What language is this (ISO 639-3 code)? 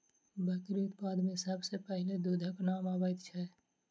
mai